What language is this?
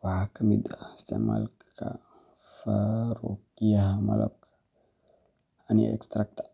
Somali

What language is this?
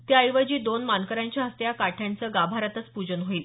Marathi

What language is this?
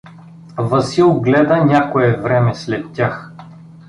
Bulgarian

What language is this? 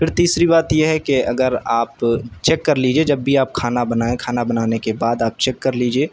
Urdu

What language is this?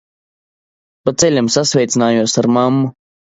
Latvian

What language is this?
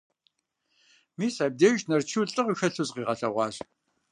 Kabardian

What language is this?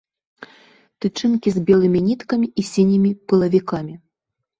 Belarusian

